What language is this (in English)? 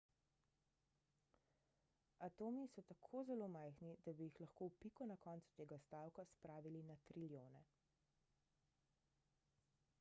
Slovenian